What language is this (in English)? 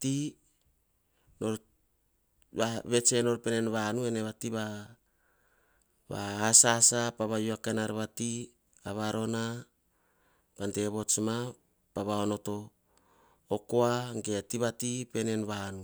Hahon